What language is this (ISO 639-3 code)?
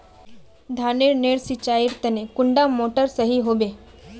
mag